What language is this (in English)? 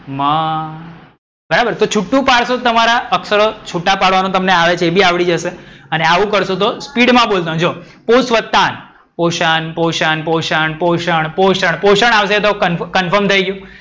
Gujarati